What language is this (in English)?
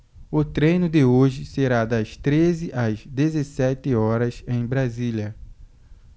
Portuguese